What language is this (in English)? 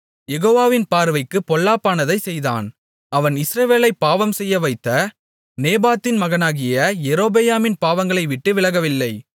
Tamil